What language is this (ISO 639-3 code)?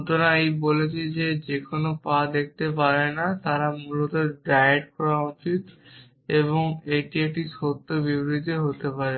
ben